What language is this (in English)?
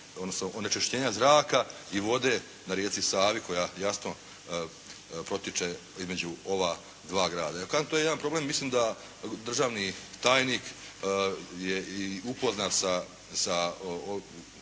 Croatian